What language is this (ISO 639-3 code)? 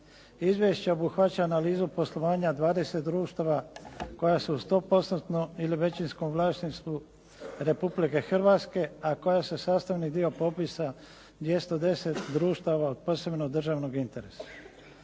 hrv